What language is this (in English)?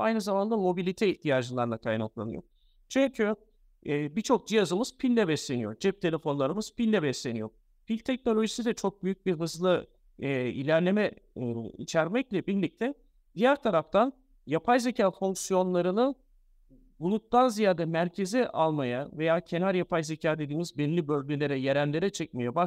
Turkish